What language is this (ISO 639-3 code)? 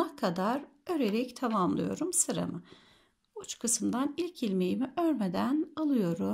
tur